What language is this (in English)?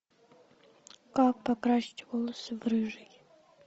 Russian